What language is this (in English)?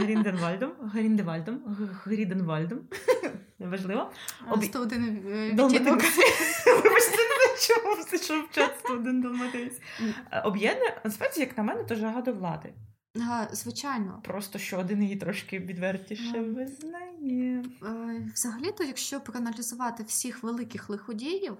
Ukrainian